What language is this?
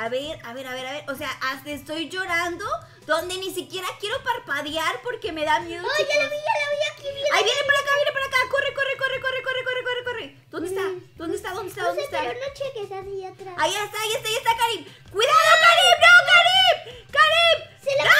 Spanish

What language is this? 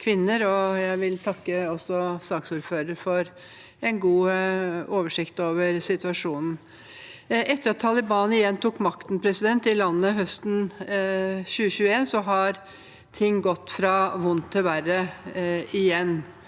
Norwegian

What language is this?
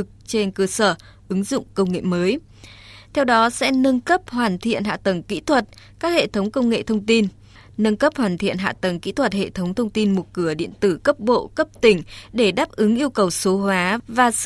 Vietnamese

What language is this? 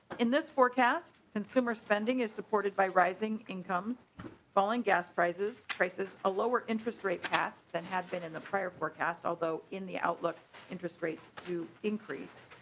English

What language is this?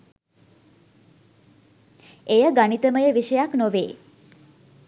Sinhala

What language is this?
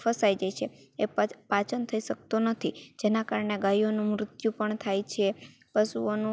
Gujarati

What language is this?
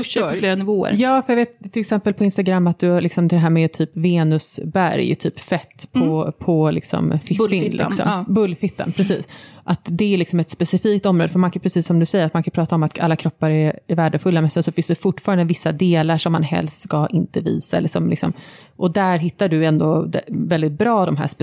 Swedish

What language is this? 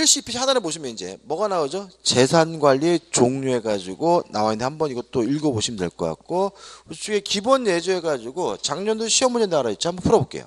Korean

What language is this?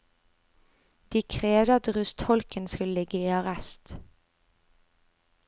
Norwegian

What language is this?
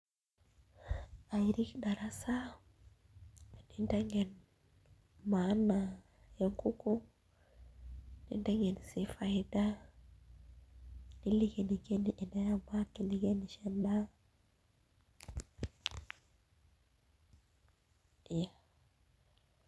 Masai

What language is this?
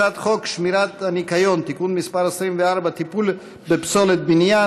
Hebrew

